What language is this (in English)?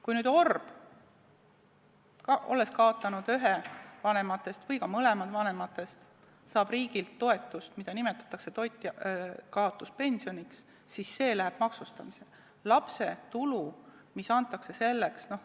Estonian